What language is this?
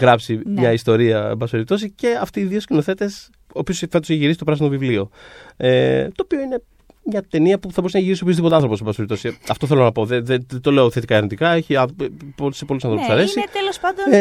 Greek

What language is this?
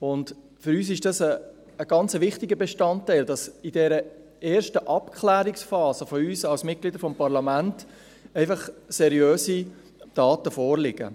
Swiss German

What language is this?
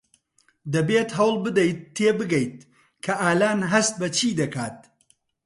Central Kurdish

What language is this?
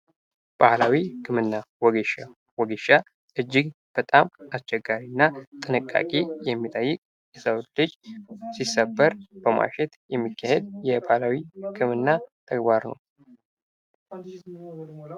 Amharic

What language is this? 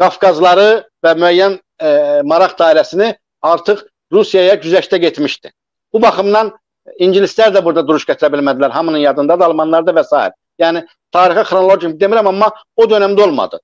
Turkish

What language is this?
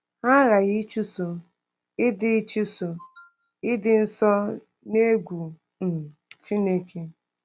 Igbo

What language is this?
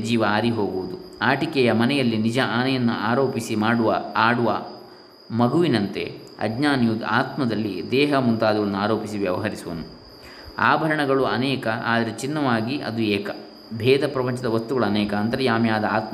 Kannada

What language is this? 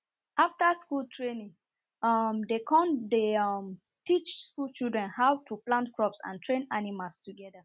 Nigerian Pidgin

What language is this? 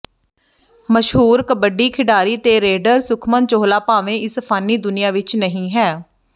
Punjabi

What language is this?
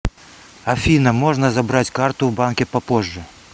Russian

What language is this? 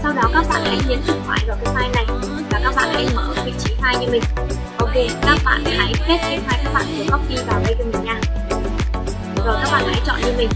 Vietnamese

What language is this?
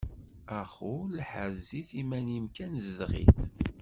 Kabyle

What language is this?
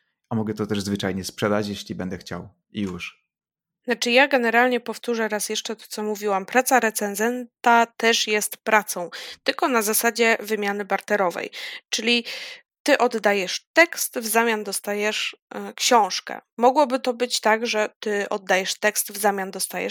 Polish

